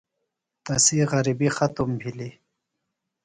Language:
Phalura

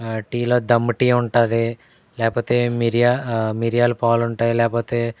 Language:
Telugu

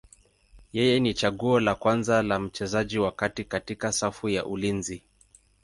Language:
Swahili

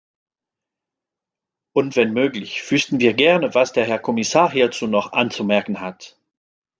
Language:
German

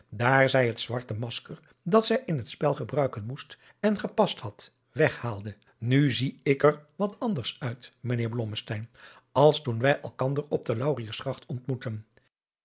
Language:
Dutch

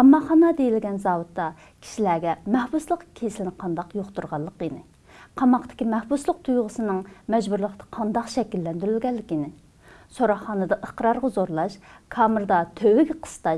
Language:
Turkish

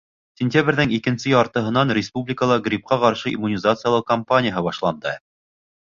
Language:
Bashkir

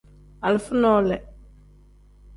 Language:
Tem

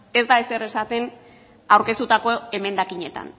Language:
Basque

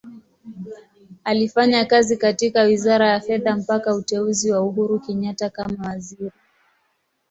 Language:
Swahili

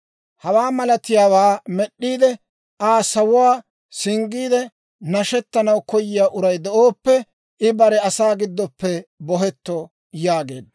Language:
Dawro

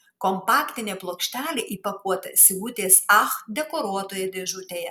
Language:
Lithuanian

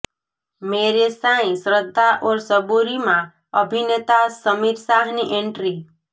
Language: Gujarati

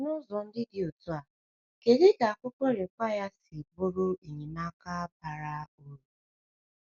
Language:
Igbo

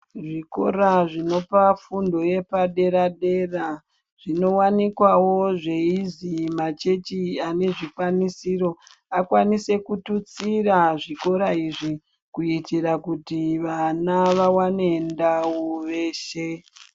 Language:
Ndau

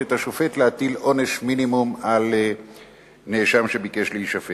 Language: Hebrew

